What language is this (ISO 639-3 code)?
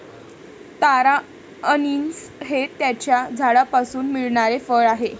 mar